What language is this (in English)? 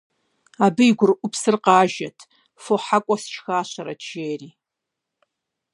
Kabardian